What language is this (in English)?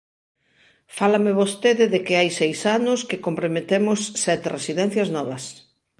Galician